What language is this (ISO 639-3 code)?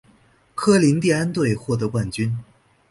zho